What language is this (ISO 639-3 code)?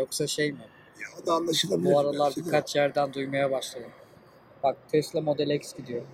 tur